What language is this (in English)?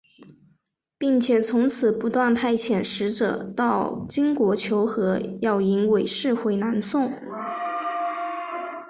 Chinese